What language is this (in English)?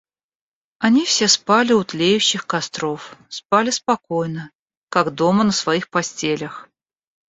Russian